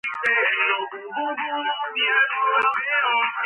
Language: Georgian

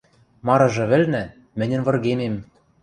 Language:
Western Mari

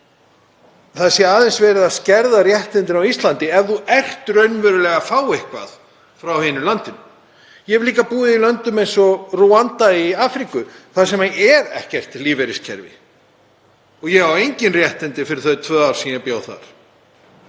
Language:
Icelandic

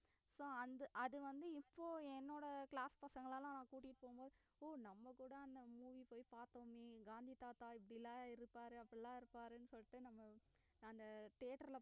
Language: Tamil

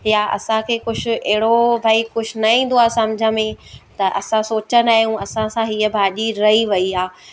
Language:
Sindhi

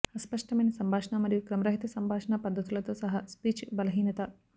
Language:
Telugu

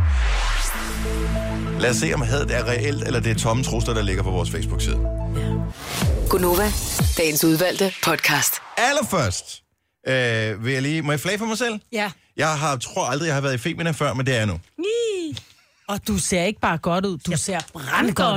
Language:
Danish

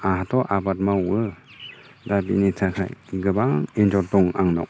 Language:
Bodo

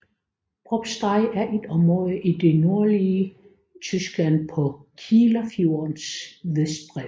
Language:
Danish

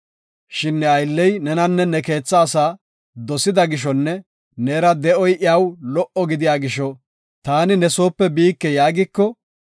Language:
Gofa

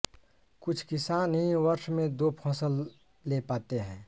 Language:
Hindi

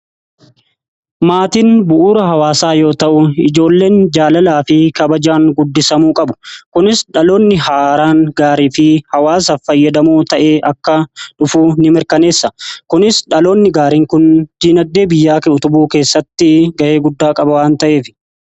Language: Oromo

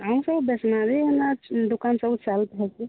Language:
Odia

